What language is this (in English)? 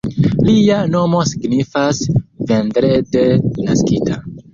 Esperanto